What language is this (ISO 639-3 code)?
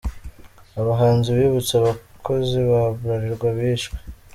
kin